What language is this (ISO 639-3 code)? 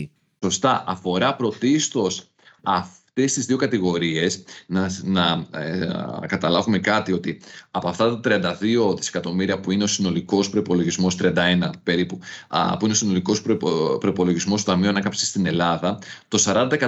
ell